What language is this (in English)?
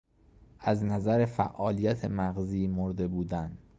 Persian